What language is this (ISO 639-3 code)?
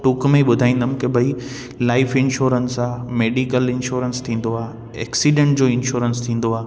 snd